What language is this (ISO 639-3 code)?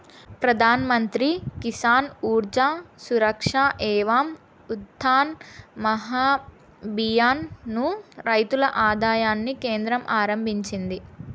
tel